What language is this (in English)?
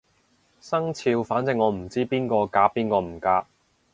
Cantonese